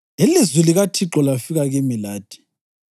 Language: North Ndebele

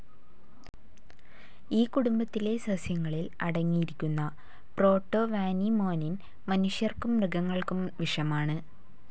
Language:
Malayalam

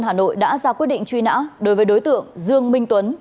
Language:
Vietnamese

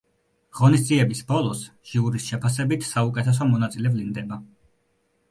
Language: Georgian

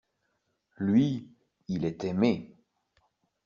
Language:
French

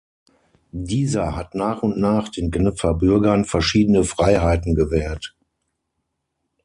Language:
German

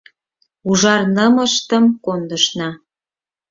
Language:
Mari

